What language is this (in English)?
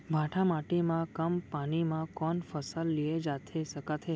Chhattisgarhi